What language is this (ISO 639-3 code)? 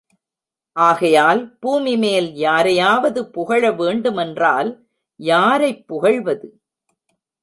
tam